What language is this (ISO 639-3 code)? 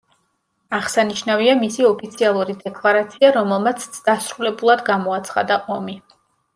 kat